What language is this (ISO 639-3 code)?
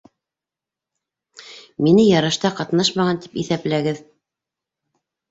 bak